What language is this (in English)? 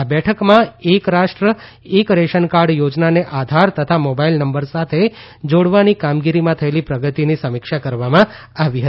Gujarati